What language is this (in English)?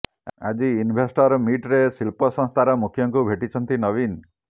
Odia